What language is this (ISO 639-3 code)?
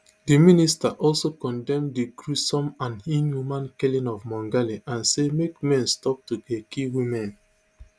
pcm